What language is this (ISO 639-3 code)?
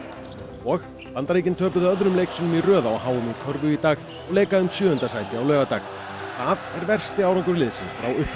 isl